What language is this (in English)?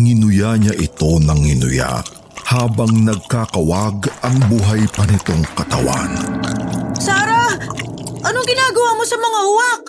Filipino